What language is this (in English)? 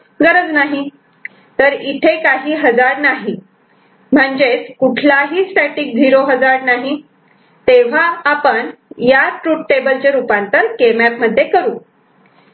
Marathi